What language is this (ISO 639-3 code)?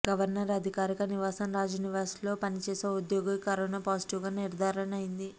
tel